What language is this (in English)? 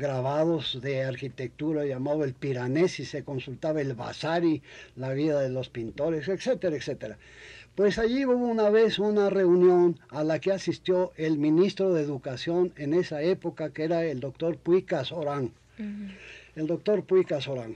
Spanish